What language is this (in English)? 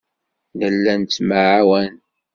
Kabyle